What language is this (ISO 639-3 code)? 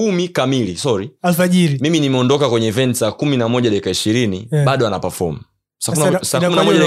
swa